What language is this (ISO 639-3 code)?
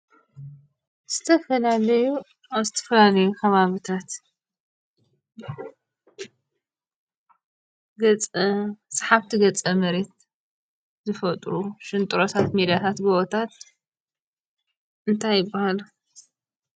tir